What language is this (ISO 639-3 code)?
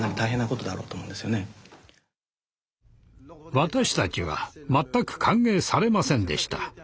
jpn